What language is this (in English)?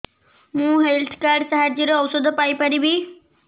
Odia